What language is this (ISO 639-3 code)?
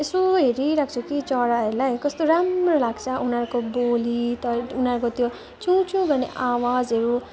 nep